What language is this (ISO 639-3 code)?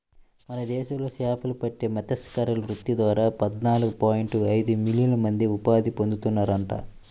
tel